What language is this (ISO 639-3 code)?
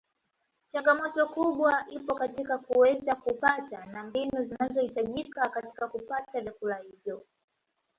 swa